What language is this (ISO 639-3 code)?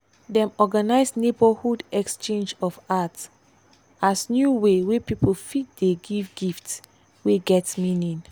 pcm